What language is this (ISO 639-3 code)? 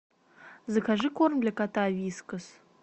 rus